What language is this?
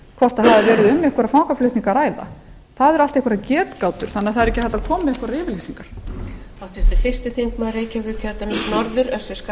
Icelandic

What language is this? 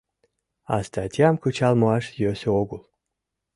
Mari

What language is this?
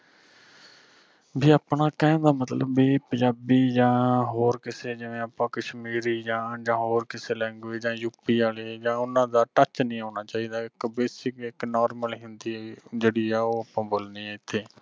Punjabi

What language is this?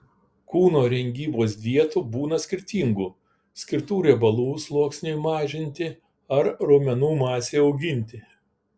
Lithuanian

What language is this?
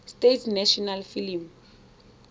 Tswana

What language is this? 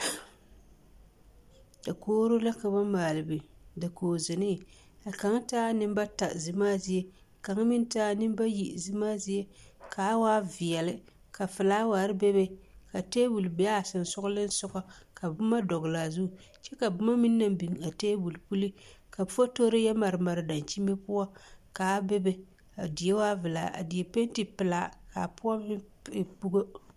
Southern Dagaare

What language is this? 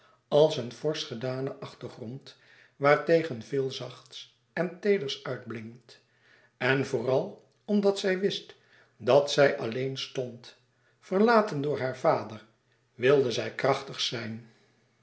Dutch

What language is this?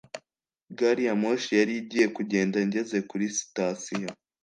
Kinyarwanda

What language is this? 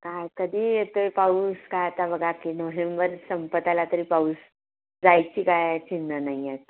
Marathi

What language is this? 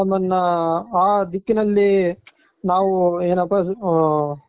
Kannada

